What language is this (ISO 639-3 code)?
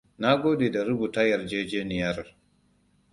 hau